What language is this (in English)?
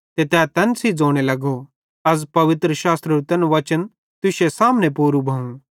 Bhadrawahi